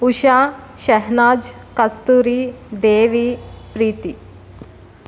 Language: Telugu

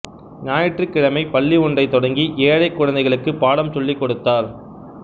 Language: Tamil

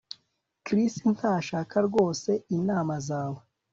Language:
Kinyarwanda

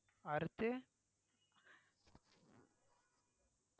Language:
Tamil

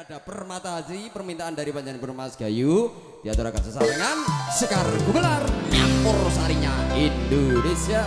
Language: Indonesian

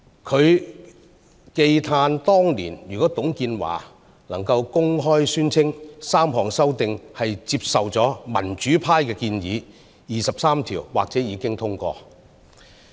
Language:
Cantonese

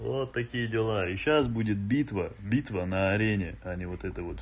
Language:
Russian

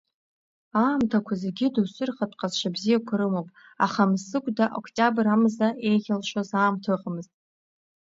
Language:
Abkhazian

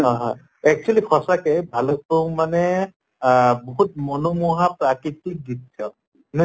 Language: Assamese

